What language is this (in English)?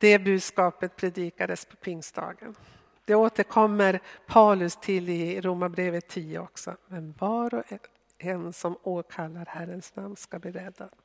Swedish